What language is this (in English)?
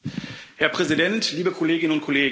German